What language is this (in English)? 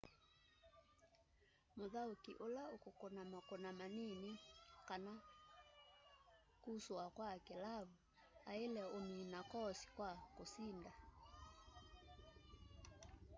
Kamba